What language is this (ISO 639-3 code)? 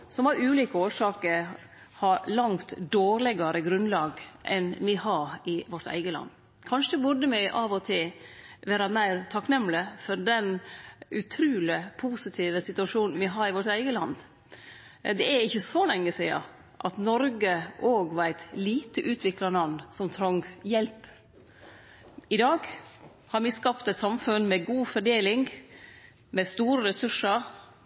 nno